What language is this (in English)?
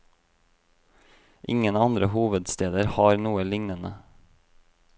Norwegian